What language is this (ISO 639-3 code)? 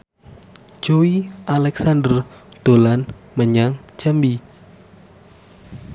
jav